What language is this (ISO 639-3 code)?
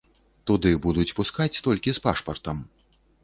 bel